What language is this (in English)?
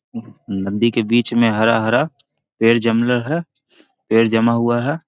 Magahi